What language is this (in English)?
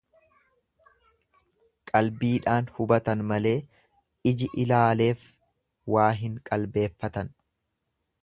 Oromo